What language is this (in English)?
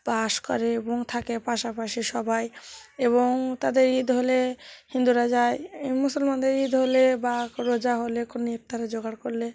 Bangla